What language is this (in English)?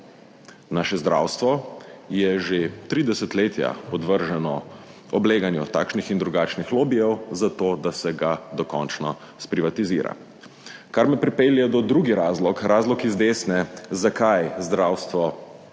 Slovenian